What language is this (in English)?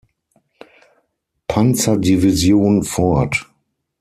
German